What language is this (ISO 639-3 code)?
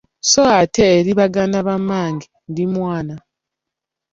lug